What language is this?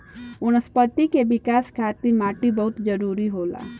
Bhojpuri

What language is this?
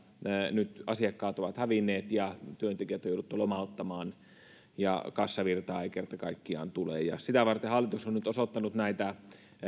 Finnish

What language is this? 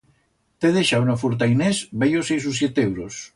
Aragonese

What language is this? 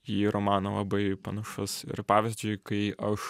Lithuanian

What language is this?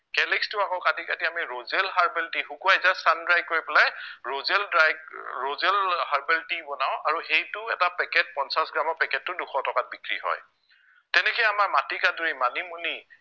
Assamese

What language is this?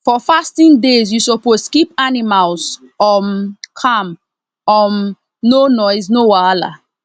Nigerian Pidgin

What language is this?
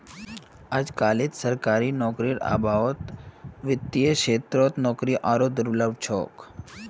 Magahi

